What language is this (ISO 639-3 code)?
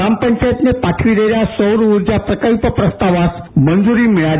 mar